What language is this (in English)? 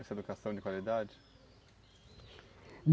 Portuguese